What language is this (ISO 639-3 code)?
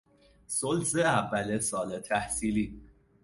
fas